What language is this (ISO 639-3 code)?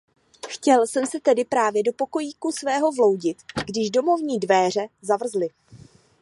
ces